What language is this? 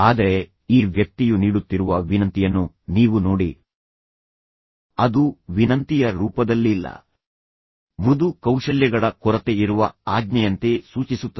Kannada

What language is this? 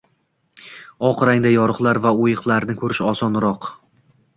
Uzbek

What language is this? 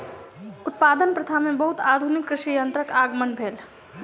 Maithili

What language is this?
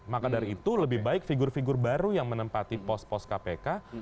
Indonesian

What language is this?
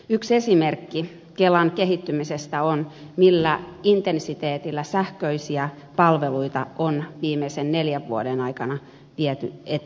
Finnish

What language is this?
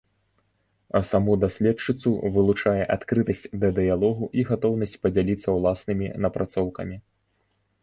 Belarusian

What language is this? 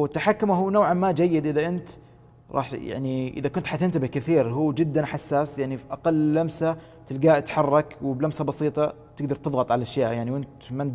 Arabic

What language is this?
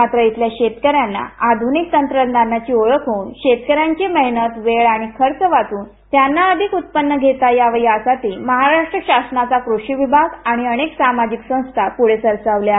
Marathi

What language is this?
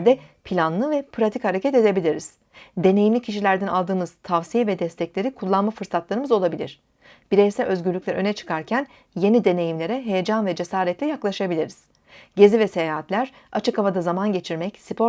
Turkish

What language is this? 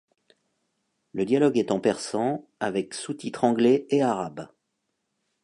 French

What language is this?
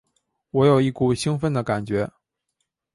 Chinese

